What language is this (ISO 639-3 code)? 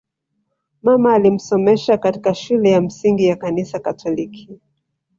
swa